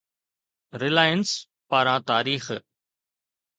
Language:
Sindhi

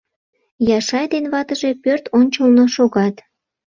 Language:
Mari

